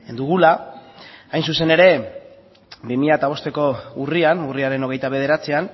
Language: Basque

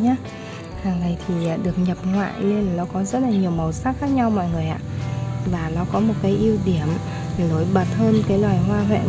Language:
Vietnamese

